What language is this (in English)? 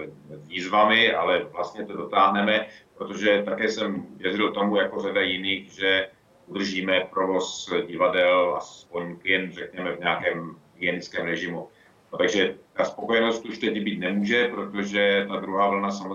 Czech